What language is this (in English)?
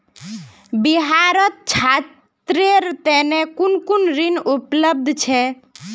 Magahi